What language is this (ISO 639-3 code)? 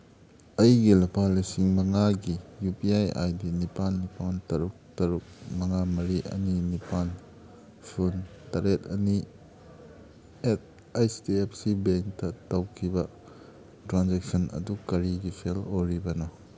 mni